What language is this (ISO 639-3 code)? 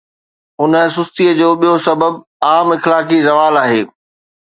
snd